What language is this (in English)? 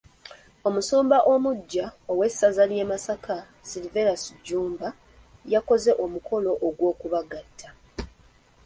Ganda